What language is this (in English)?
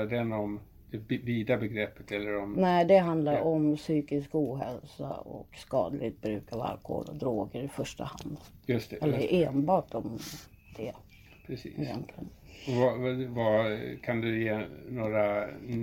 Swedish